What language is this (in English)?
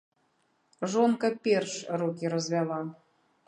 Belarusian